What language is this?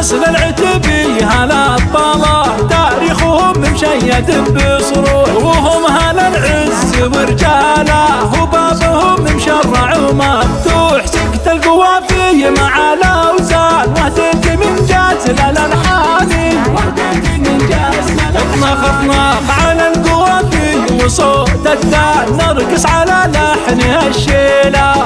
Arabic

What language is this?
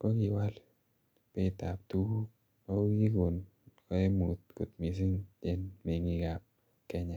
Kalenjin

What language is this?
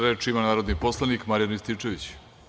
Serbian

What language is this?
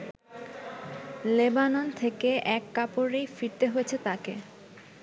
Bangla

